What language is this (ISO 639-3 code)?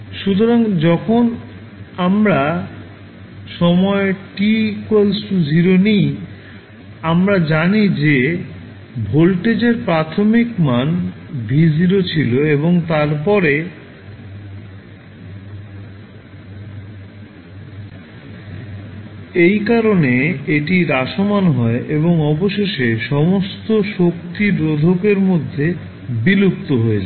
ben